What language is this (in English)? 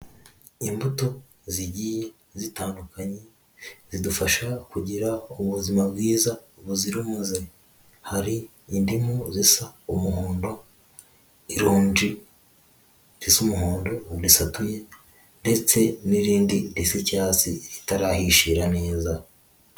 Kinyarwanda